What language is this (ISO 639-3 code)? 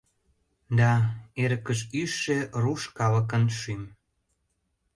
chm